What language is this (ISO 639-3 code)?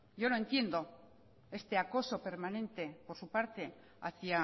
spa